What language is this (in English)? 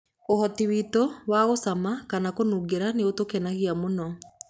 Kikuyu